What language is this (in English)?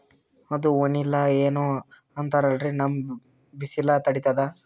Kannada